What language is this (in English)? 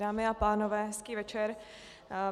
Czech